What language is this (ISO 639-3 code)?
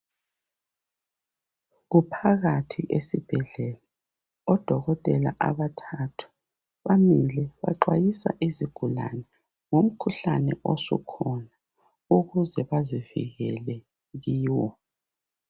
nde